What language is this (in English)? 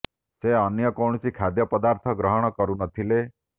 Odia